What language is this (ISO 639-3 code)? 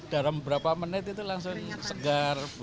ind